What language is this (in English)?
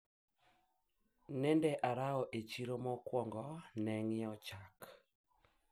Luo (Kenya and Tanzania)